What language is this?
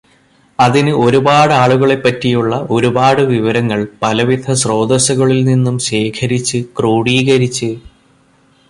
Malayalam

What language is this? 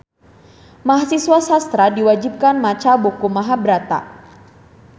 Sundanese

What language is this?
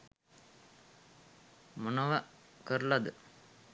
Sinhala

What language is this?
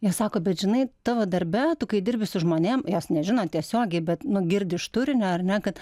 Lithuanian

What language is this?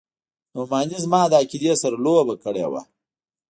Pashto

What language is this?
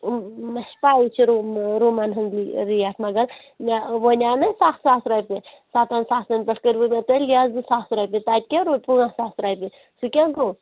Kashmiri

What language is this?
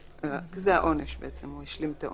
Hebrew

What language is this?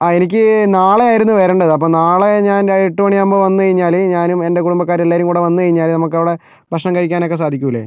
Malayalam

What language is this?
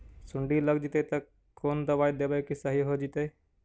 Magahi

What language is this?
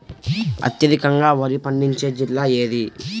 Telugu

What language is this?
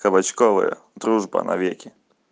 Russian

